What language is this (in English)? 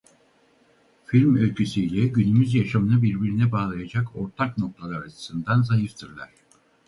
Turkish